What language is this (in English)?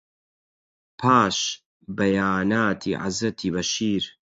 Central Kurdish